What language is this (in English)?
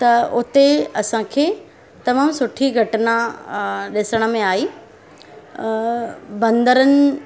Sindhi